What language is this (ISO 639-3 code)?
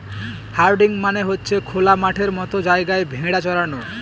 ben